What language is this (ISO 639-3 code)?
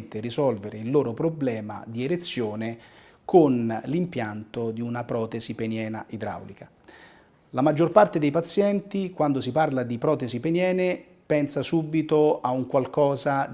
ita